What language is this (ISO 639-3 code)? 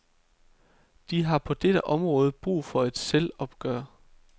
dan